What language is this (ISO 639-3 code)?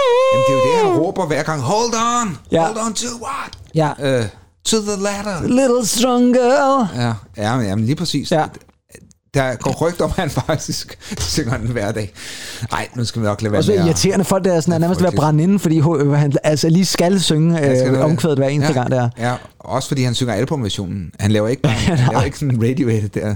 dan